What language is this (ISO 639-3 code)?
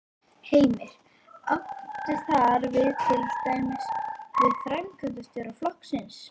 isl